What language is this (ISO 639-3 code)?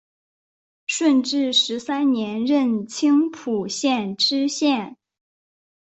zho